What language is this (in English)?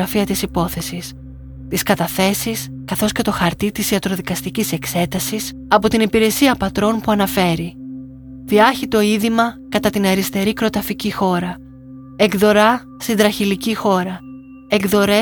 Greek